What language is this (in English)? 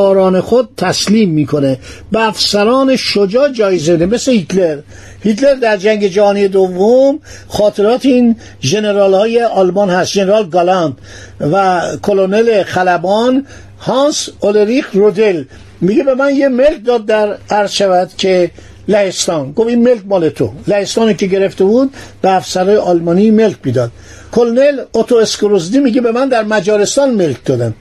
Persian